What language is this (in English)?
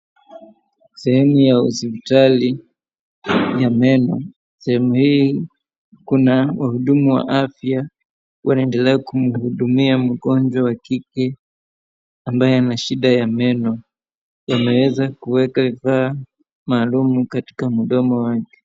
Swahili